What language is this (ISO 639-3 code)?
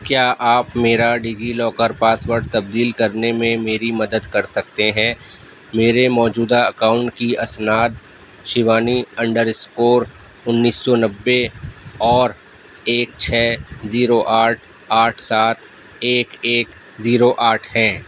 urd